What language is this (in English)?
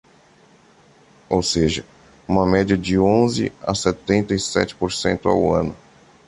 Portuguese